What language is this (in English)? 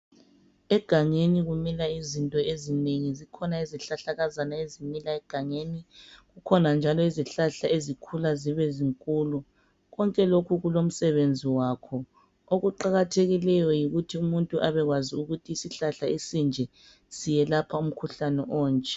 North Ndebele